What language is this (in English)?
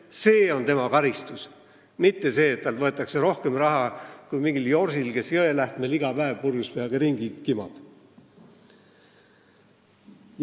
Estonian